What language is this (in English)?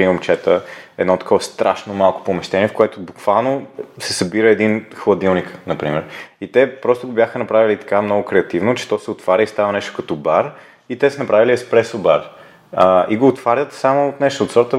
Bulgarian